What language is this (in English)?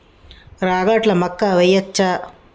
Telugu